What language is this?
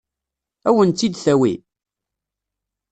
Kabyle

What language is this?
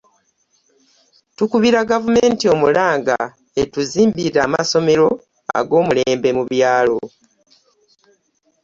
Ganda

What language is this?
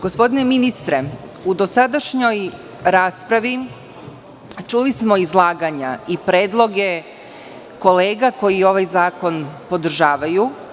Serbian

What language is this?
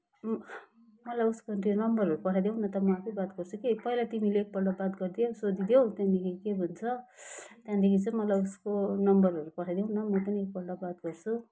Nepali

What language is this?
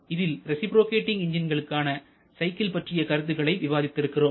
Tamil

